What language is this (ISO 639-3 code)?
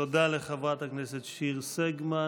heb